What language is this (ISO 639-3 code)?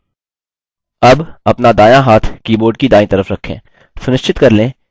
hin